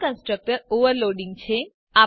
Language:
Gujarati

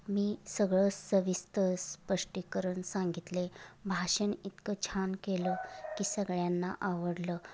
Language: Marathi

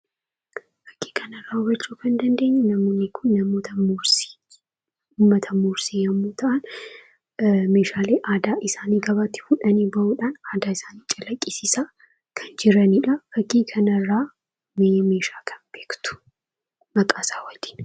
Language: Oromo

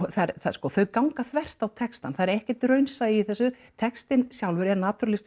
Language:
Icelandic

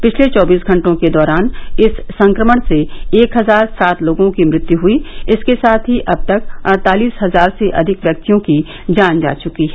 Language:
Hindi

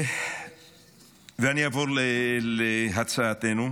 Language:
Hebrew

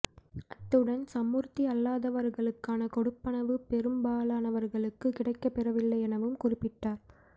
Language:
Tamil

